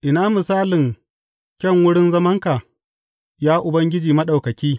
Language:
Hausa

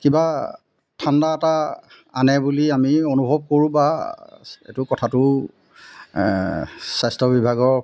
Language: Assamese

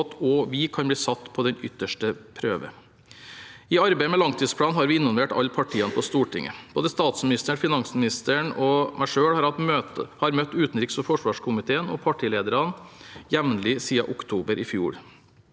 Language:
Norwegian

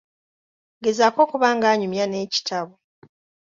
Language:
Ganda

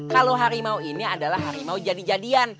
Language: Indonesian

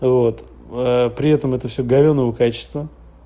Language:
Russian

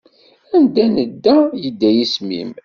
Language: Kabyle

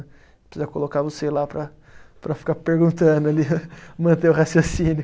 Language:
Portuguese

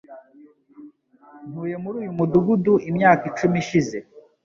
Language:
Kinyarwanda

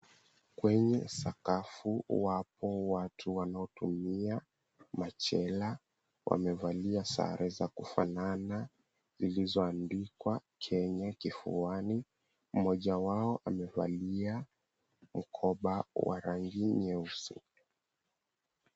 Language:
Swahili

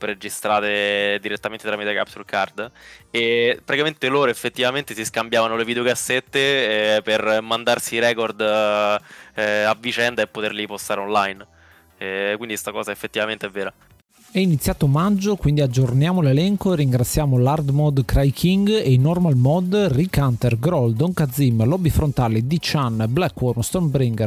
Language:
Italian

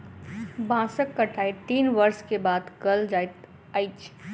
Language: Maithili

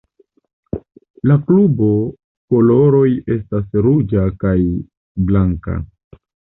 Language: Esperanto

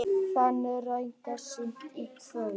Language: Icelandic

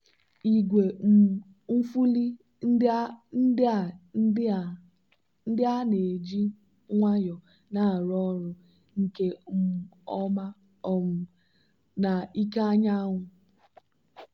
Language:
Igbo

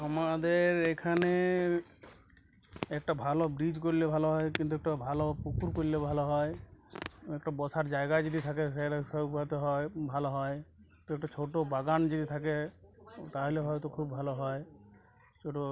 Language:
Bangla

